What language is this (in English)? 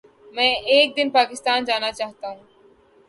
Urdu